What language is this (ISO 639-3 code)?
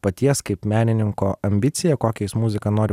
lit